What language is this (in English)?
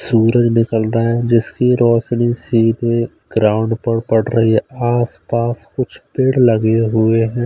Hindi